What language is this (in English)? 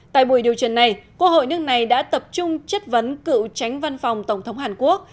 Vietnamese